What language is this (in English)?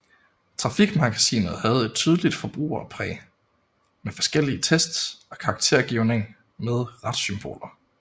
Danish